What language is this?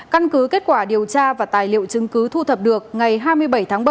Vietnamese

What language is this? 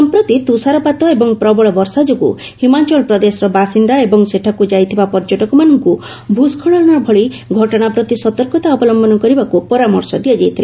Odia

